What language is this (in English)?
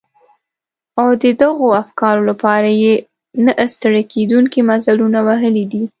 Pashto